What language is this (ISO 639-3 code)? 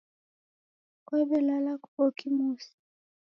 dav